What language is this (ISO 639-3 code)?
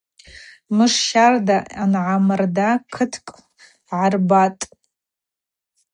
abq